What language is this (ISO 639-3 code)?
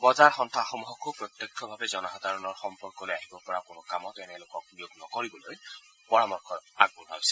asm